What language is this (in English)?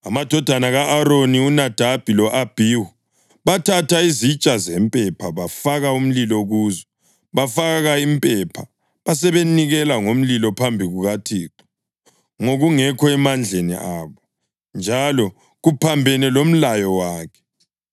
North Ndebele